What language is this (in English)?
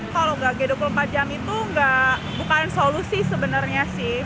Indonesian